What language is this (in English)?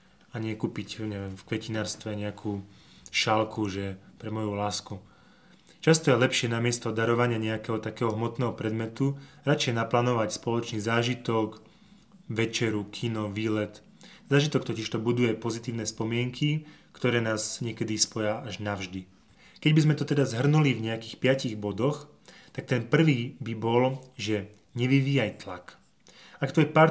Slovak